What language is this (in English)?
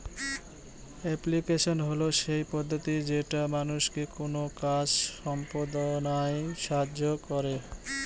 Bangla